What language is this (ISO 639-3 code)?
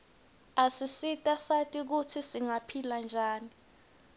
ssw